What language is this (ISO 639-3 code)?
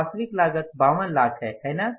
hin